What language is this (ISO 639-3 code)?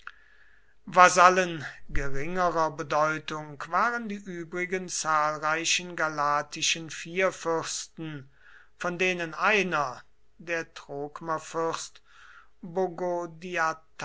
deu